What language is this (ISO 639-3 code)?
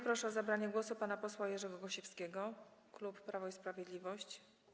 pol